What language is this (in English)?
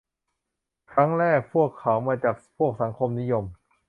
Thai